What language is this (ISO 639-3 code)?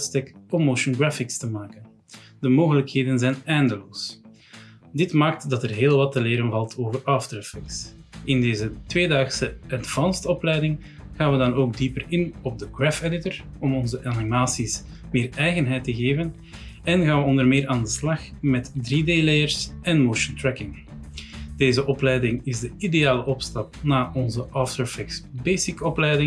nld